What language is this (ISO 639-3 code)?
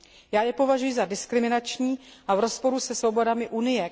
ces